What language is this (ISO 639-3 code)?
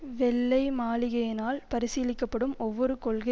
tam